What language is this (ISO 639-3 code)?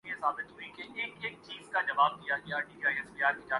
urd